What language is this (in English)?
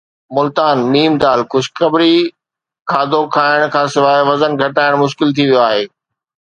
Sindhi